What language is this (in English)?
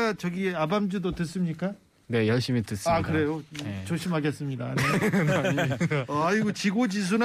Korean